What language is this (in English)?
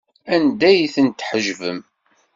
Kabyle